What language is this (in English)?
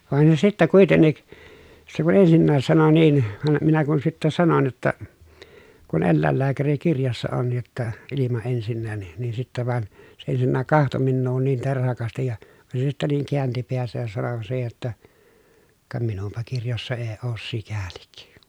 Finnish